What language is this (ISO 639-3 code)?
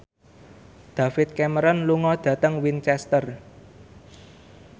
jav